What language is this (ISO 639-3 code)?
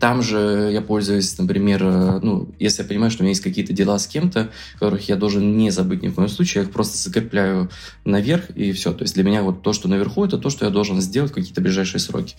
rus